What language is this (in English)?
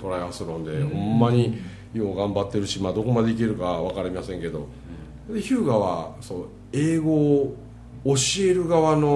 Japanese